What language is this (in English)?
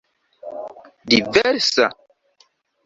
Esperanto